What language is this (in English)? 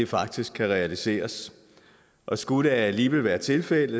Danish